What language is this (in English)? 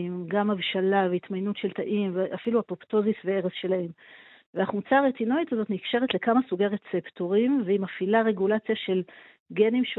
Hebrew